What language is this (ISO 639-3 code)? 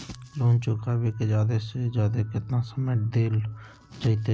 mag